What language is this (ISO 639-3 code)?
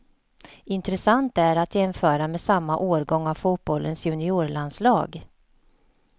swe